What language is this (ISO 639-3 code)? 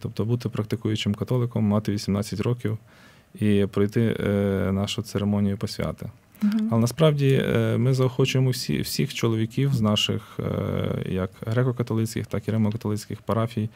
ukr